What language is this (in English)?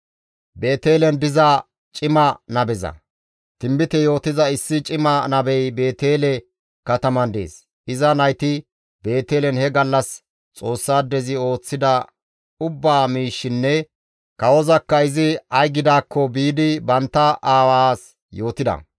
Gamo